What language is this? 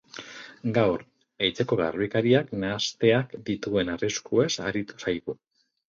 Basque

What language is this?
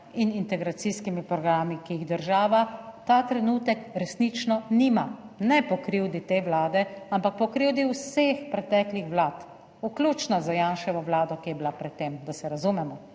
Slovenian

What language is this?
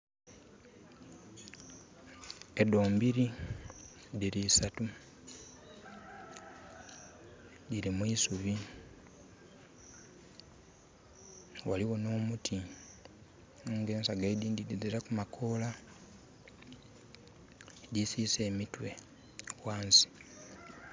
Soga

